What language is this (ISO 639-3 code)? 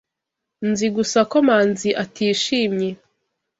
kin